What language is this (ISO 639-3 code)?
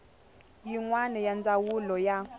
tso